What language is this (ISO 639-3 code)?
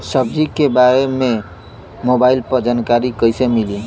bho